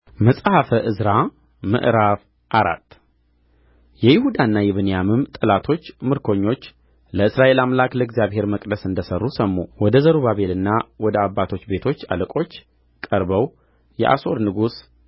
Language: Amharic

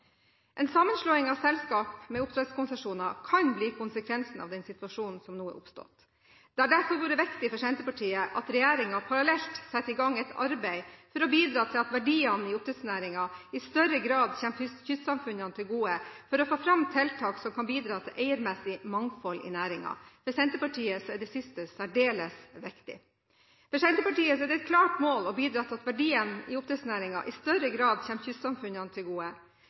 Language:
Norwegian Bokmål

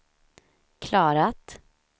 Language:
Swedish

